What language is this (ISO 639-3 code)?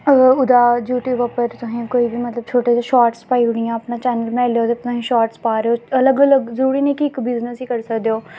doi